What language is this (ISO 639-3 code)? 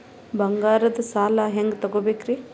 kan